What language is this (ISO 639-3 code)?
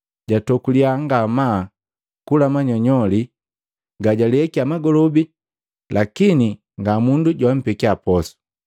mgv